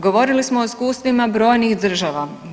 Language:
Croatian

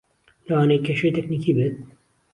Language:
Central Kurdish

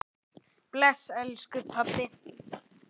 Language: Icelandic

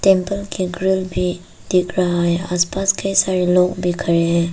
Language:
Hindi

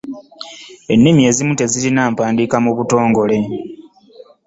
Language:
Ganda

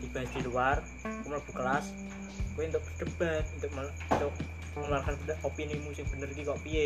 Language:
Indonesian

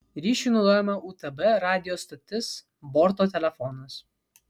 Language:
Lithuanian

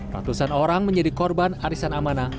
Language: Indonesian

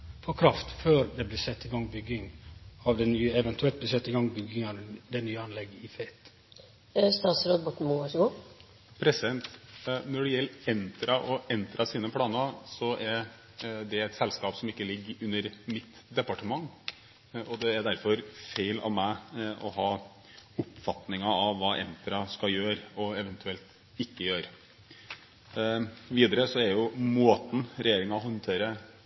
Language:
Norwegian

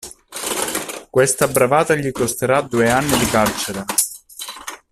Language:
Italian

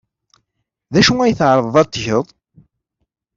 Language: Kabyle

